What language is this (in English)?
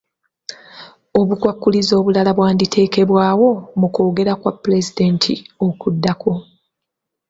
Ganda